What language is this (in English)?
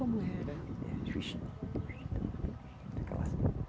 Portuguese